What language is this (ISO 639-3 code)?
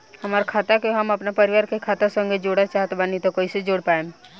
bho